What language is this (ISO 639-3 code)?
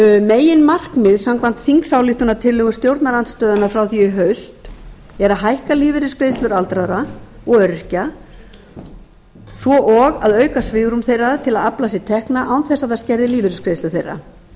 isl